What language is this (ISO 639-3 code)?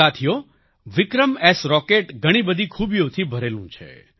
guj